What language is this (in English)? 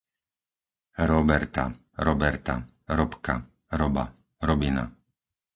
Slovak